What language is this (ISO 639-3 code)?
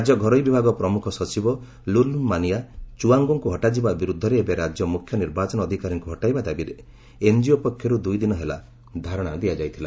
ori